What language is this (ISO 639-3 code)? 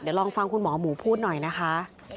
tha